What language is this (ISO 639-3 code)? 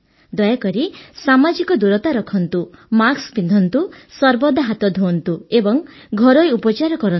ori